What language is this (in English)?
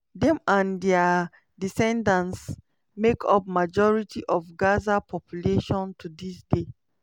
Nigerian Pidgin